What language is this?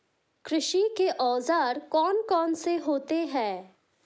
Hindi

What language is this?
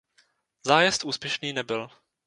Czech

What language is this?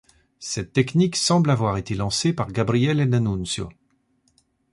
French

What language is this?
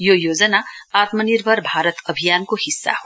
Nepali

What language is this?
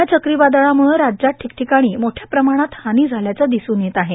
Marathi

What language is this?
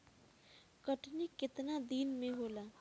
Bhojpuri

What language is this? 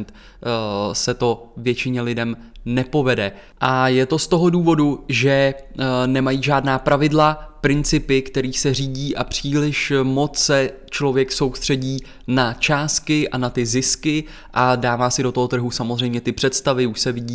Czech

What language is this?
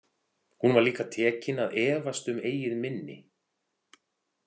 Icelandic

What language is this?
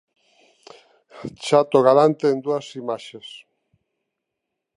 Galician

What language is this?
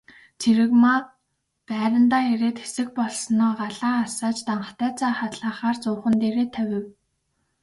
Mongolian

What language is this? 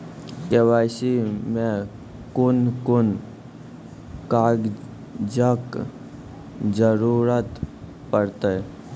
Maithili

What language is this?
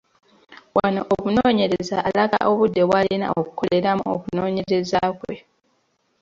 Ganda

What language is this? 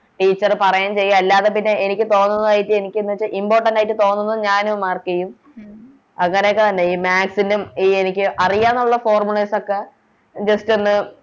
Malayalam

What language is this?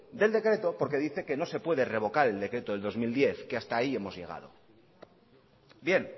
Spanish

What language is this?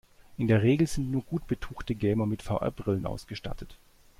German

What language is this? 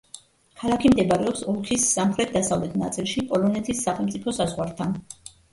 Georgian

